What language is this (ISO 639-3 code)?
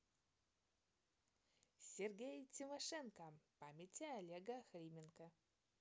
rus